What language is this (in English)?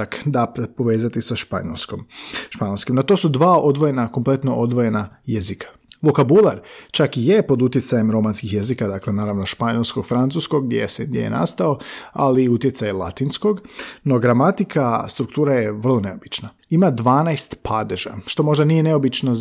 Croatian